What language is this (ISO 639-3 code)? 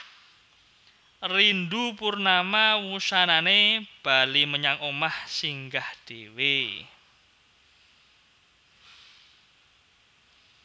jav